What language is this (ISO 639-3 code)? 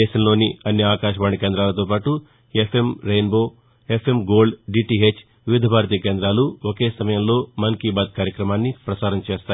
tel